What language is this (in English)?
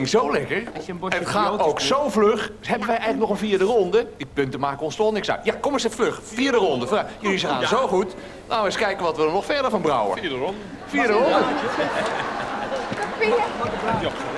Dutch